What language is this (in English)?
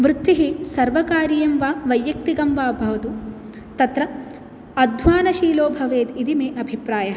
Sanskrit